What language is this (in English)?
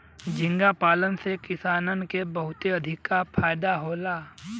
Bhojpuri